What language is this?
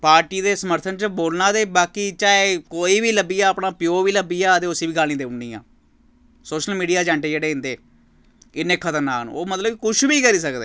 Dogri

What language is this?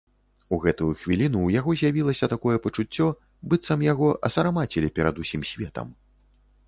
Belarusian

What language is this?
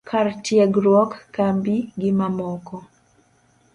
Luo (Kenya and Tanzania)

